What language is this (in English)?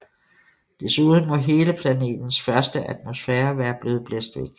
Danish